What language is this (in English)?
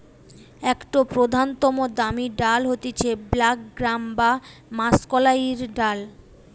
Bangla